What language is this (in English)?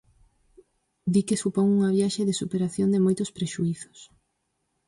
Galician